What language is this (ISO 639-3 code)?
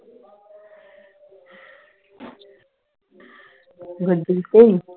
pan